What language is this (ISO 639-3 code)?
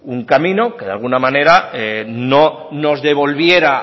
spa